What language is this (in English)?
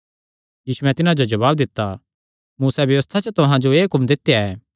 Kangri